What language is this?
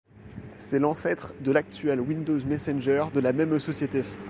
French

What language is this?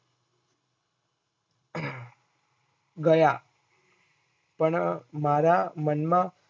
Gujarati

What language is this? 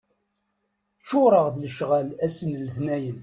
Kabyle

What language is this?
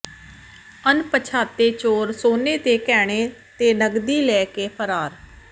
Punjabi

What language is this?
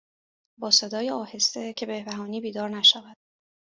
Persian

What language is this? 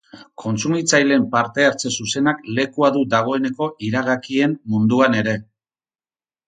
Basque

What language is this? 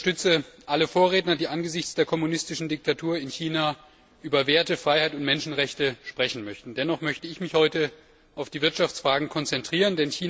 German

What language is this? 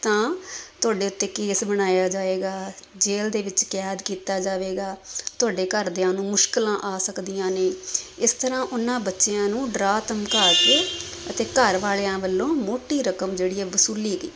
Punjabi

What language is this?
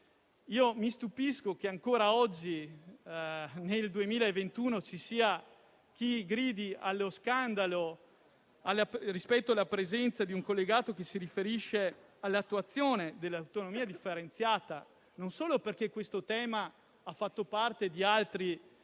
Italian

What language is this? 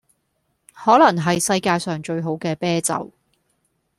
Cantonese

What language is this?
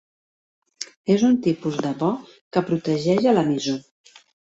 Catalan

